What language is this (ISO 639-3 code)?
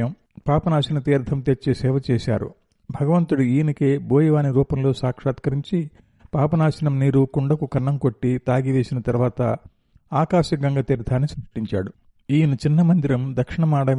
tel